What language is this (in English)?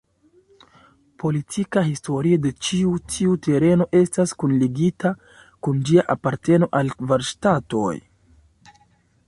Esperanto